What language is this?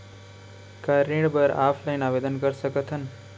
Chhattisgarhi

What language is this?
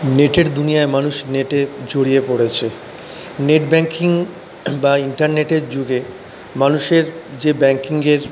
Bangla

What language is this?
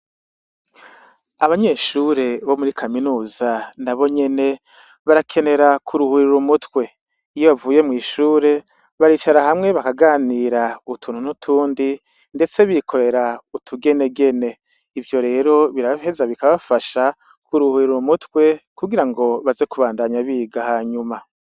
Rundi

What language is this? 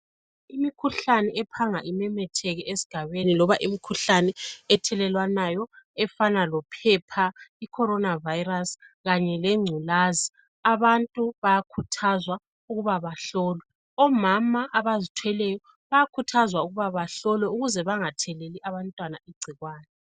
North Ndebele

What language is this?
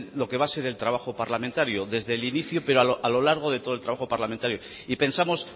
Spanish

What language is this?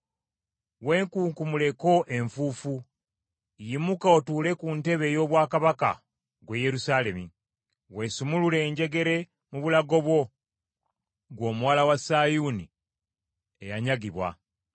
Ganda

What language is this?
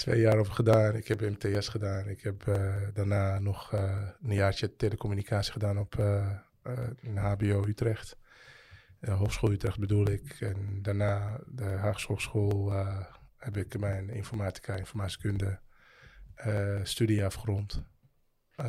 Dutch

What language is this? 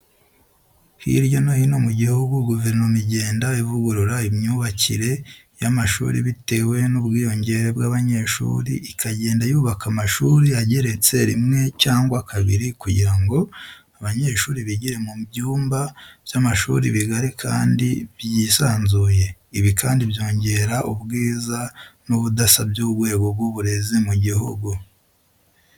Kinyarwanda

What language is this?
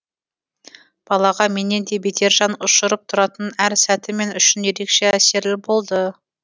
Kazakh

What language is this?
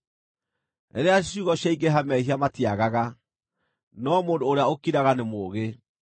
Kikuyu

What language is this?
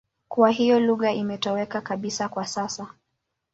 Swahili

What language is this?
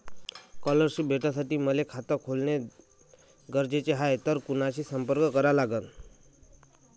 Marathi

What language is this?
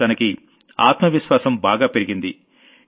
Telugu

